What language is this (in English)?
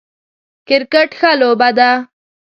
Pashto